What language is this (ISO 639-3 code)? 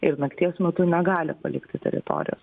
lit